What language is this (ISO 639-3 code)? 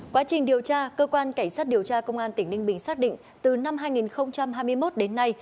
vie